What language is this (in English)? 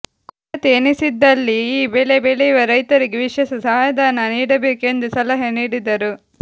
Kannada